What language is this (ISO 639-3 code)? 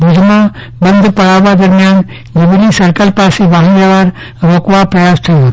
guj